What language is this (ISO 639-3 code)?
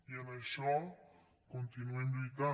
cat